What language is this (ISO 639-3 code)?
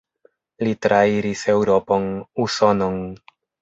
epo